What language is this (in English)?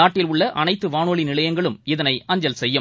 Tamil